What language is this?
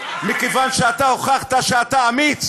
Hebrew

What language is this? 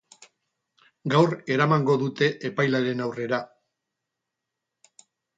Basque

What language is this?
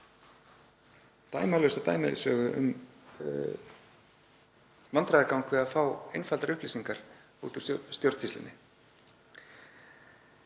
Icelandic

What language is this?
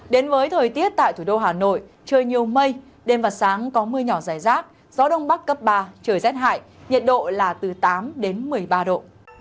Vietnamese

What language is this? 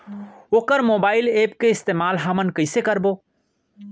Chhattisgarhi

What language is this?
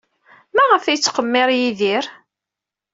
Kabyle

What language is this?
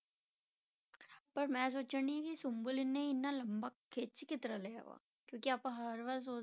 Punjabi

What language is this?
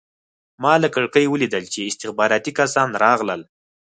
Pashto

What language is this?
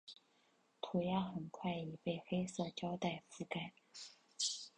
Chinese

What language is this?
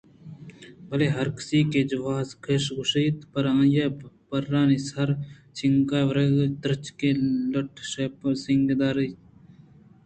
Eastern Balochi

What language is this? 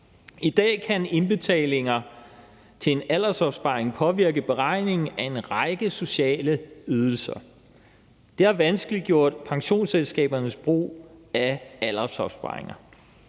Danish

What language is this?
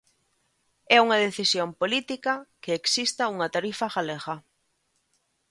Galician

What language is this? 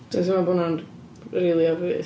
Welsh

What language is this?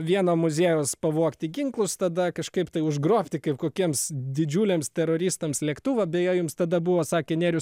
Lithuanian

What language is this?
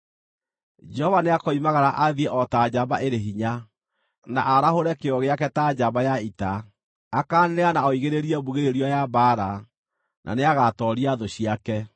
Kikuyu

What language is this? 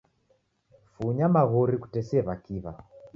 Taita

